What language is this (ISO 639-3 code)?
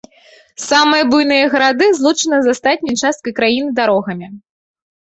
bel